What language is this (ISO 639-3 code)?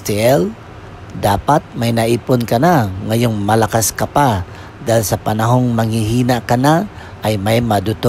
fil